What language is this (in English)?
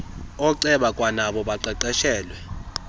Xhosa